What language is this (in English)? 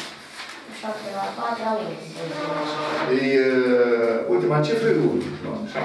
Romanian